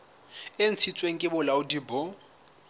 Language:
Southern Sotho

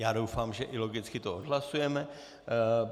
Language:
Czech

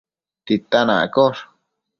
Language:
Matsés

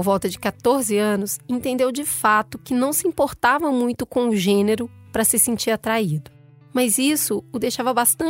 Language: Portuguese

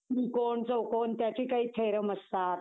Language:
Marathi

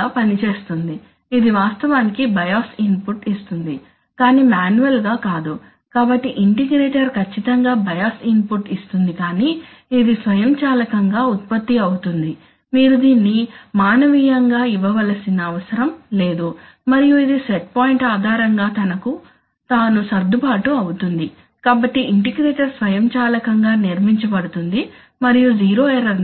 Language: Telugu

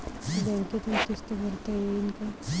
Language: Marathi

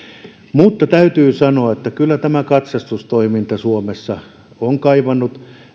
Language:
Finnish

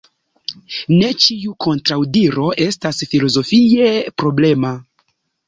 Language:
Esperanto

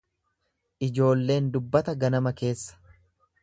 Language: Oromo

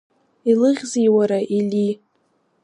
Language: Abkhazian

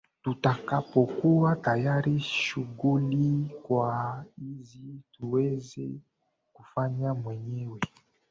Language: Swahili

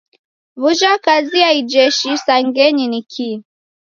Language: Taita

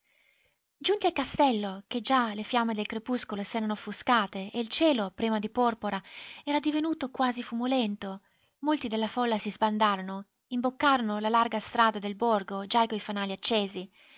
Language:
Italian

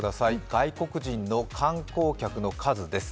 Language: Japanese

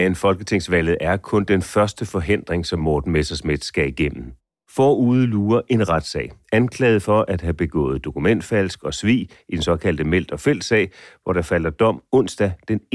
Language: Danish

